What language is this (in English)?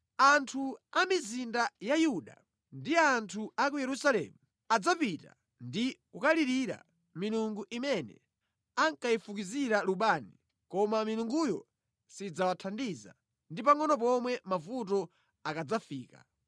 Nyanja